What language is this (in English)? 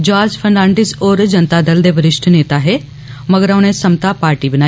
Dogri